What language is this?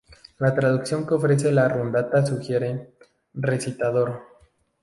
Spanish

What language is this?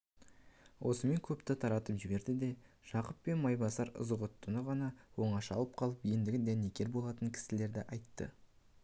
Kazakh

